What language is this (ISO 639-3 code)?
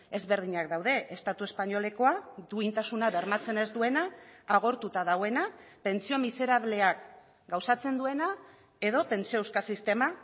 eus